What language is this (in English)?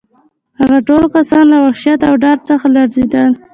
Pashto